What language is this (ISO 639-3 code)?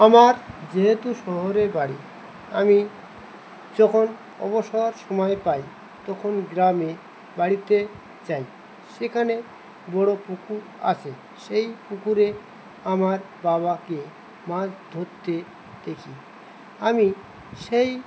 ben